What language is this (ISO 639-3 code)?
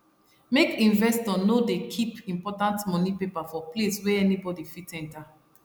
pcm